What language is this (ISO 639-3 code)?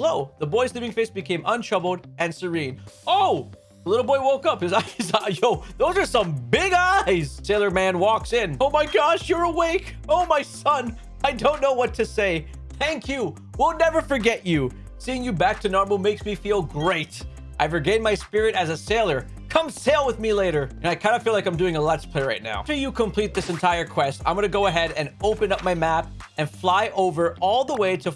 eng